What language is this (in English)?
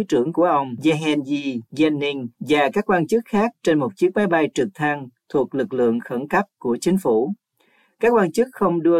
Vietnamese